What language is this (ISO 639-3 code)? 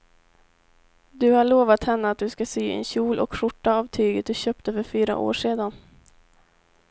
swe